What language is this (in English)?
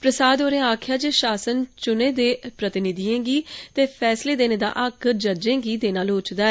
Dogri